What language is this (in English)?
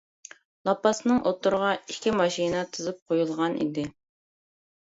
Uyghur